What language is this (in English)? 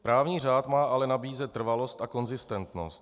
Czech